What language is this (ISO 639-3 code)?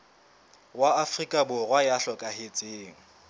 sot